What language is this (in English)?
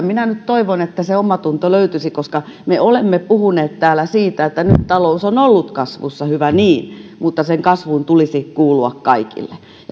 Finnish